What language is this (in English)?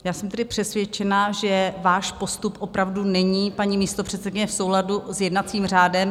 Czech